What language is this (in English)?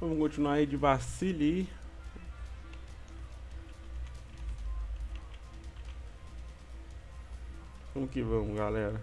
Portuguese